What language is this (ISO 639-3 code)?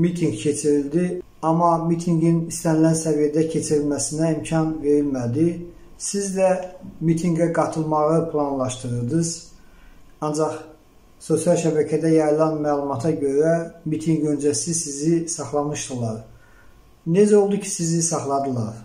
tur